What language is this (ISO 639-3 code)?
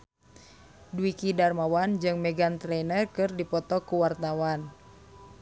sun